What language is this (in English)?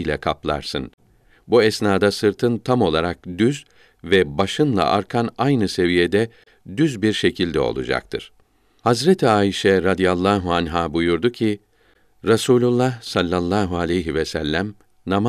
Turkish